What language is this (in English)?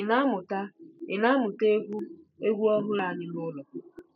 Igbo